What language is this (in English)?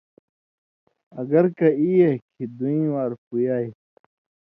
Indus Kohistani